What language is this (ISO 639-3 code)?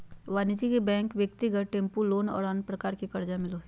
mag